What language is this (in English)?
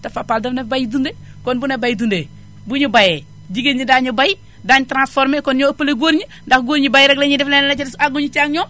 Wolof